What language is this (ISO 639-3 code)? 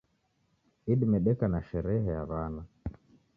dav